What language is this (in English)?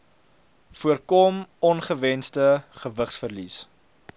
Afrikaans